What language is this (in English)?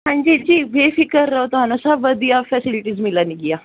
Punjabi